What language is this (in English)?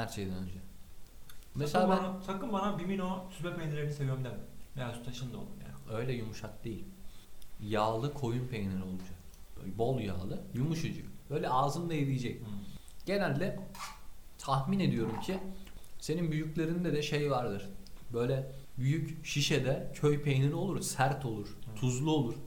Turkish